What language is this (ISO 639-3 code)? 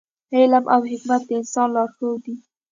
pus